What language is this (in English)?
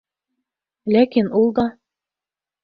Bashkir